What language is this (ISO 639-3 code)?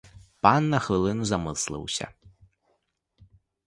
ukr